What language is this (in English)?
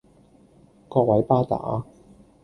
Cantonese